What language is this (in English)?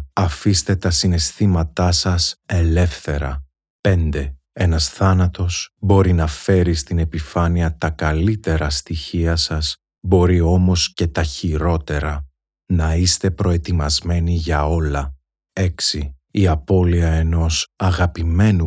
Greek